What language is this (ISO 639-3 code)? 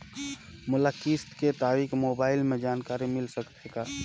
hne